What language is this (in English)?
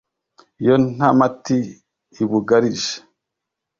Kinyarwanda